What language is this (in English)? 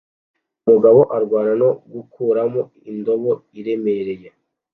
Kinyarwanda